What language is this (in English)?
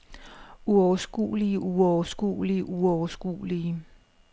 Danish